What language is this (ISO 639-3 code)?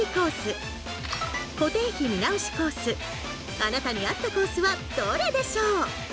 jpn